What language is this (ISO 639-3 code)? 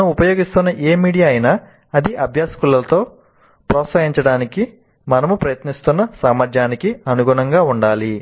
tel